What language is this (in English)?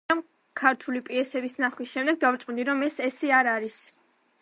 Georgian